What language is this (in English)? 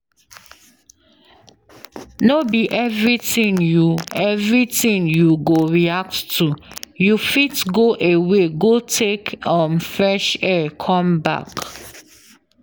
Nigerian Pidgin